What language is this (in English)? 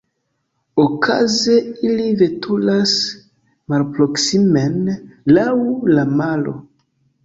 Esperanto